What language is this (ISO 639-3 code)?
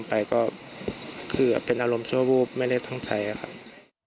tha